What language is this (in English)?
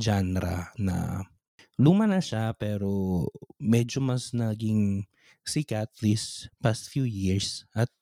Filipino